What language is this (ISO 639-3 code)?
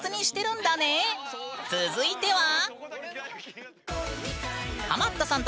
jpn